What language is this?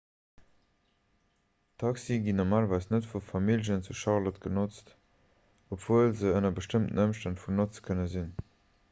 Luxembourgish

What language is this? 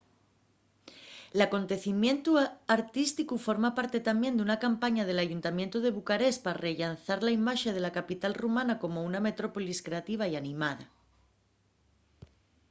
Asturian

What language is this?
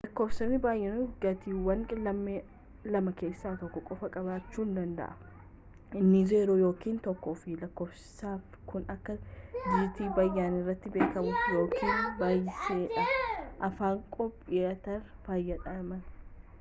Oromo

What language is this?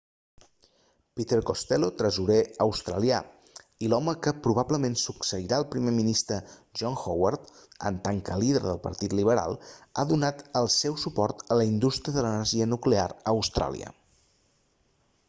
Catalan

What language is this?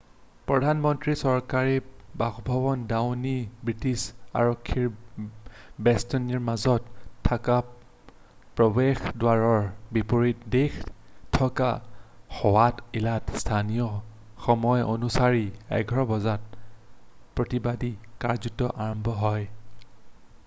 Assamese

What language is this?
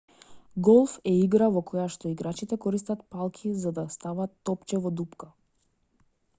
Macedonian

